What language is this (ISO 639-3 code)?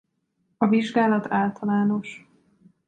hun